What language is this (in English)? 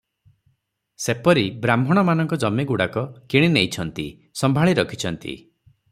Odia